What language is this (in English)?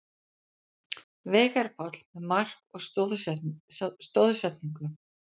Icelandic